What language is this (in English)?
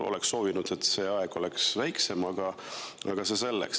Estonian